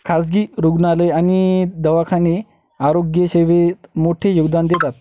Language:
Marathi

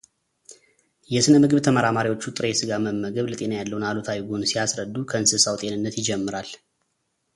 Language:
Amharic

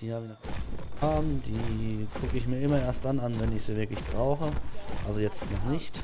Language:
German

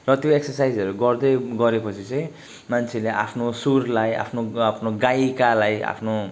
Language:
Nepali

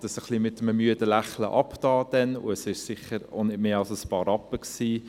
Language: Swiss German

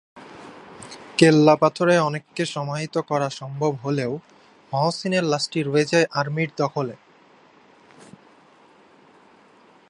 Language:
Bangla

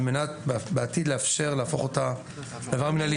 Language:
Hebrew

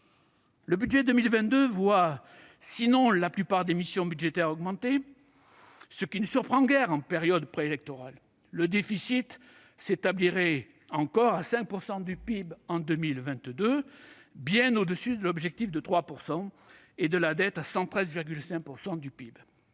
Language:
French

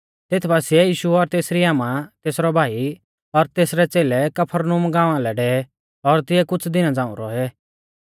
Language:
Mahasu Pahari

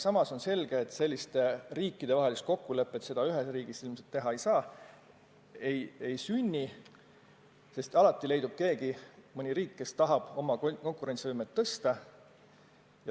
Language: Estonian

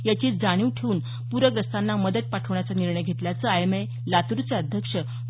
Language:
Marathi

